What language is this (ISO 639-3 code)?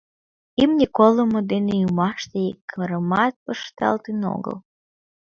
chm